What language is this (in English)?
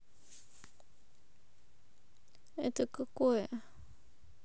Russian